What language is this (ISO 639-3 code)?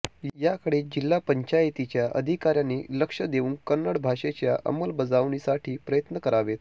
mar